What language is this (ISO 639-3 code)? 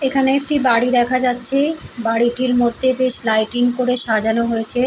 ben